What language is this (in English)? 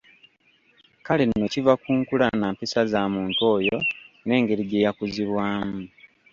Ganda